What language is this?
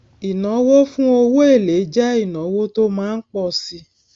Yoruba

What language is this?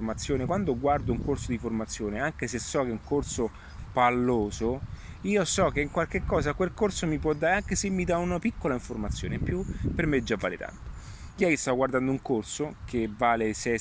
Italian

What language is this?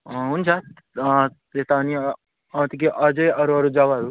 Nepali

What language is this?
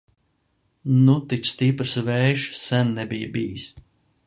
Latvian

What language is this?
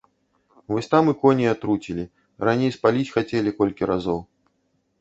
Belarusian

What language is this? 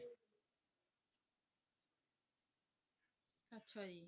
Punjabi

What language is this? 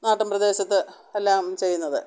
Malayalam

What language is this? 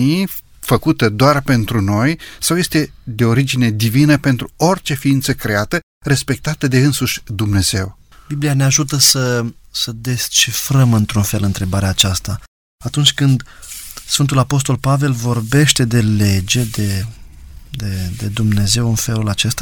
Romanian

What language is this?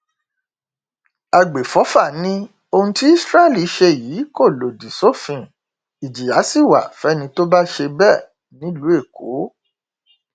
Yoruba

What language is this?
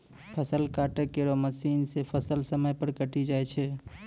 Maithili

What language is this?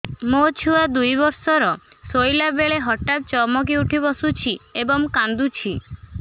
Odia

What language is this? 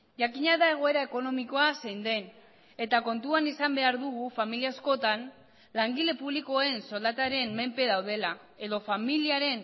Basque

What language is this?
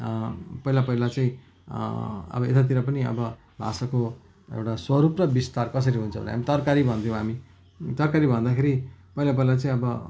Nepali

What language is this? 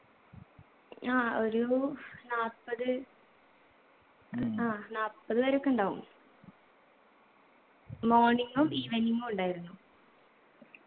Malayalam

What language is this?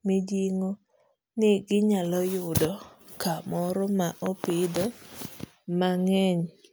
Luo (Kenya and Tanzania)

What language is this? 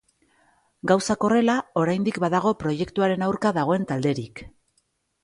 Basque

